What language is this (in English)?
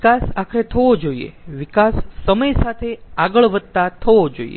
Gujarati